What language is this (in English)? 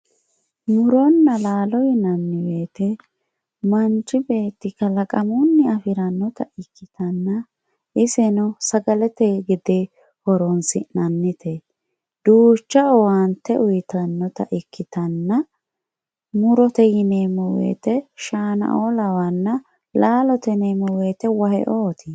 Sidamo